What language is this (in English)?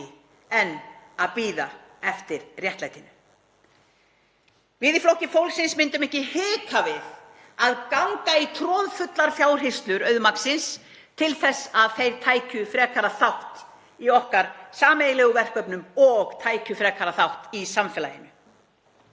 Icelandic